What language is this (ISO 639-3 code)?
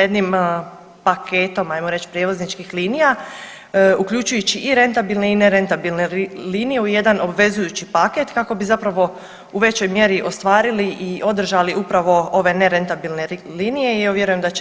hrv